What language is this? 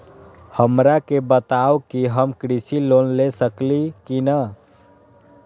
Magahi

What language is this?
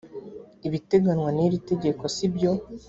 Kinyarwanda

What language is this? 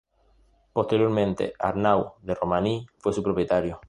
Spanish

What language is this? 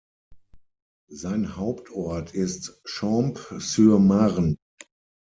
German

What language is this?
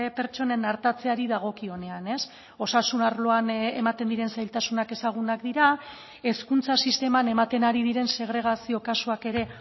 Basque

